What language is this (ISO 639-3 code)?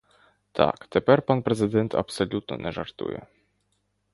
ukr